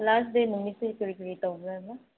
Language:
Manipuri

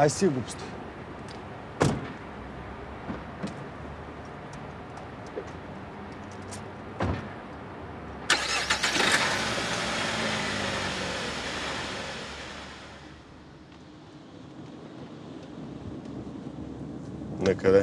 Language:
Bulgarian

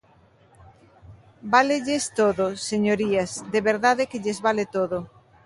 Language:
Galician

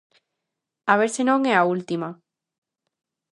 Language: Galician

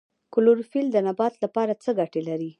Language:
Pashto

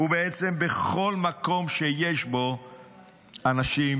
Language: Hebrew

